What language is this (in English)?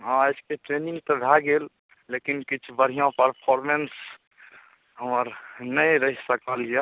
Maithili